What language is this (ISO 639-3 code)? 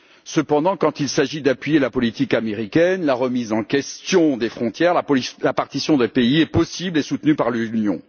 fra